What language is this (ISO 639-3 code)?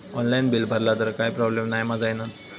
mar